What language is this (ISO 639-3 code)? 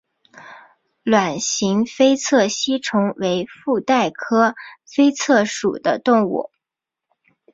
zho